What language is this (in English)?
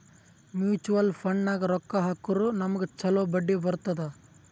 Kannada